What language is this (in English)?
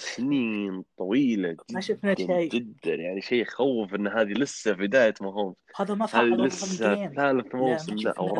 Arabic